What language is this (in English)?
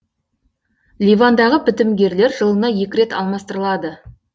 Kazakh